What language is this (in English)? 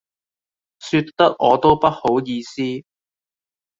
Cantonese